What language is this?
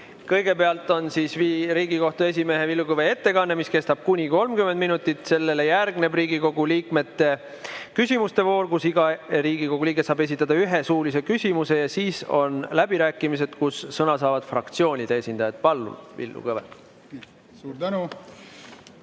Estonian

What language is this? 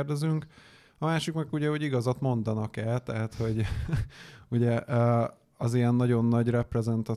Hungarian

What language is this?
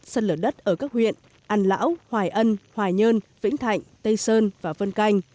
Vietnamese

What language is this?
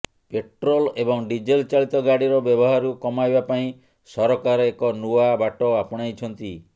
Odia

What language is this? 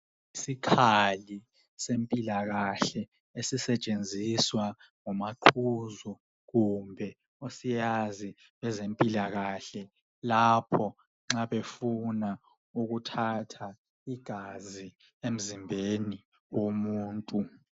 North Ndebele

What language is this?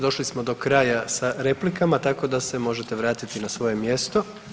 Croatian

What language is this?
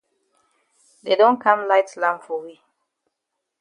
Cameroon Pidgin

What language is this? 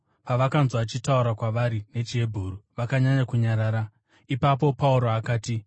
Shona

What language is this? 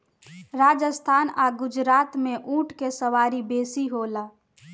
Bhojpuri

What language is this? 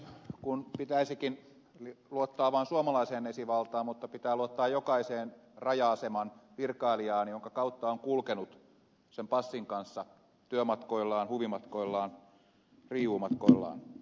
Finnish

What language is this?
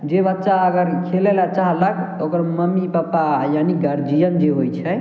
Maithili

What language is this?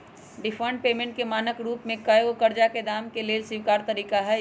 Magahi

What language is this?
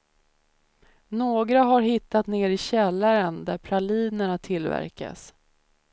Swedish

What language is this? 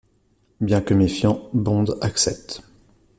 French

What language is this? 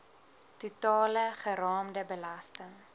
Afrikaans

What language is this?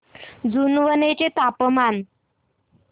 Marathi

